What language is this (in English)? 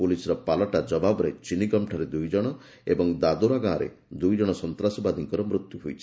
Odia